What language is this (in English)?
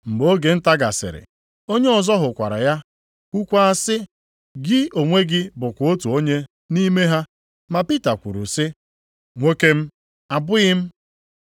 Igbo